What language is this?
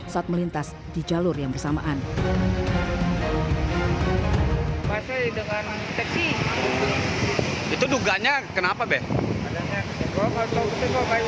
Indonesian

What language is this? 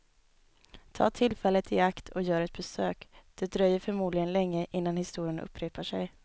Swedish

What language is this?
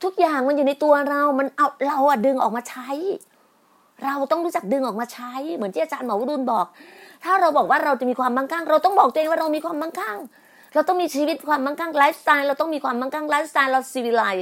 Thai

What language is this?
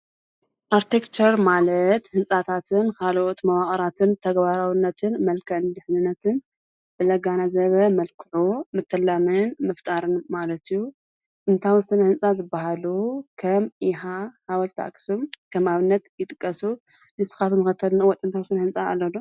Tigrinya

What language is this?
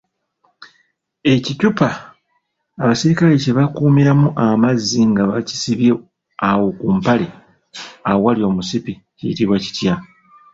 Ganda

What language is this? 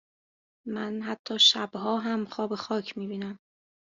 Persian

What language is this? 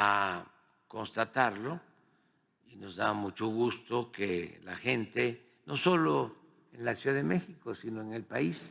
Spanish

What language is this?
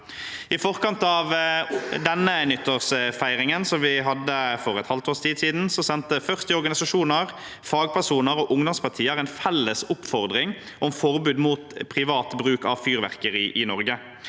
Norwegian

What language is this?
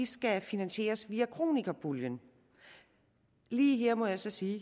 Danish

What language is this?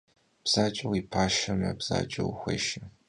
Kabardian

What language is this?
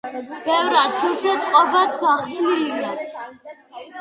Georgian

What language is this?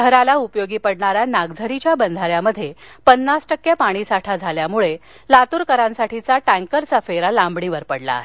Marathi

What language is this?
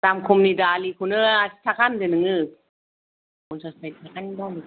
Bodo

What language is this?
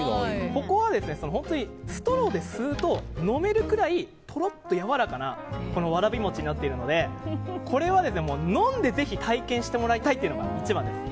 Japanese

